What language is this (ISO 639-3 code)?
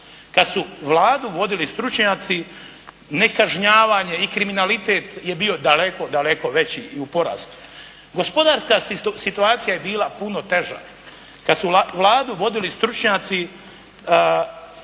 hrv